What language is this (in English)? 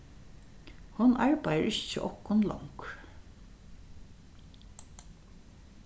Faroese